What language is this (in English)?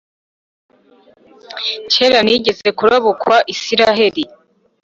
Kinyarwanda